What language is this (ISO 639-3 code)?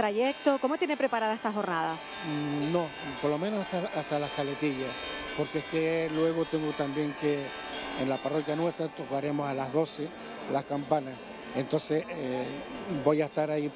spa